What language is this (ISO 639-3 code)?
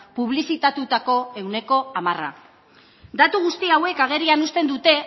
eus